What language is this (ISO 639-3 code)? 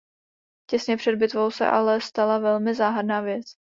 ces